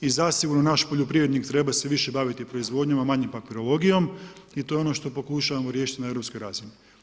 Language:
Croatian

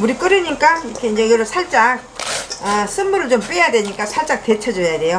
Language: Korean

